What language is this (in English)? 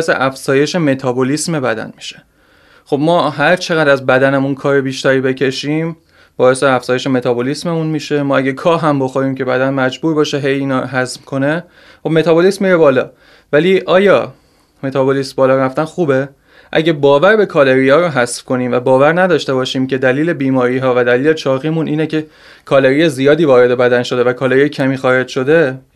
Persian